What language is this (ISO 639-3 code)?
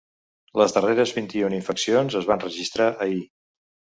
cat